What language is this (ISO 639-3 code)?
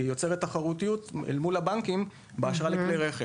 heb